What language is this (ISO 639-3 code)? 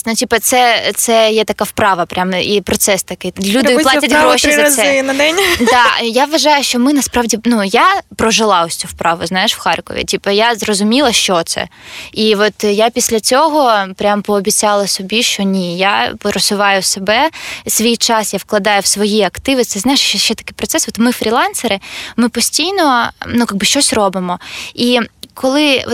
ukr